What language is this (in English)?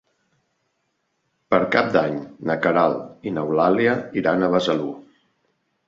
Catalan